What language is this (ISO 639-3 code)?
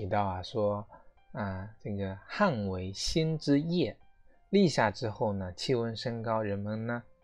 zho